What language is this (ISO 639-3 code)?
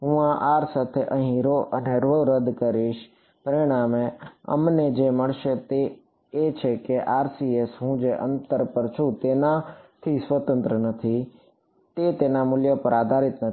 guj